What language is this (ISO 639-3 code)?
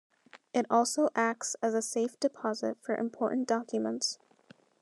eng